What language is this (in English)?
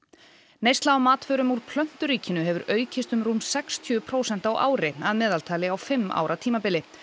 Icelandic